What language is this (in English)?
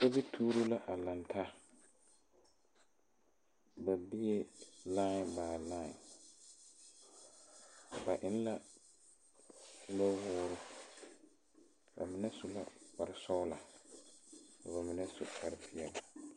Southern Dagaare